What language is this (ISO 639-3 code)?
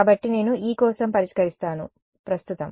tel